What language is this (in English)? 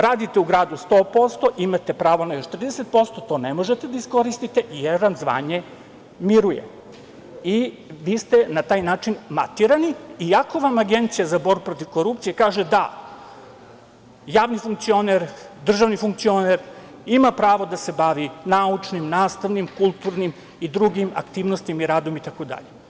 Serbian